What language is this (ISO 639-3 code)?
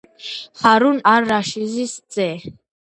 kat